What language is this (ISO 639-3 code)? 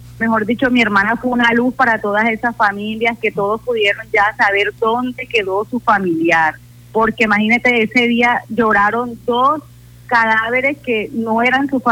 spa